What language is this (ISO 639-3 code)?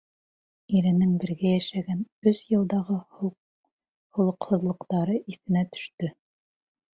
bak